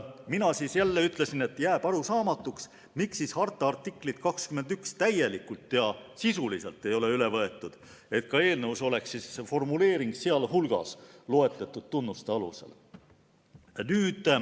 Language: Estonian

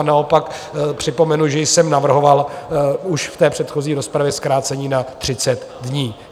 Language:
Czech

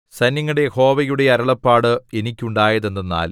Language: Malayalam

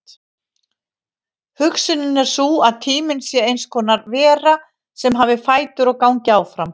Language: Icelandic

